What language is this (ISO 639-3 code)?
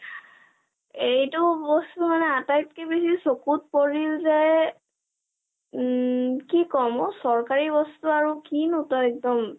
asm